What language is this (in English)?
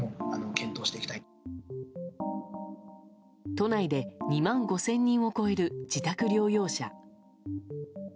Japanese